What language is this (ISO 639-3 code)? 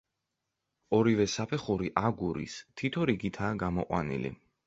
kat